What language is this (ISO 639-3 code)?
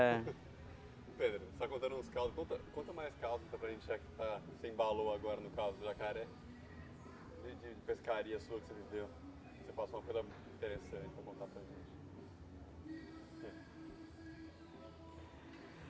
por